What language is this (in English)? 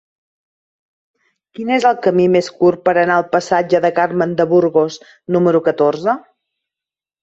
Catalan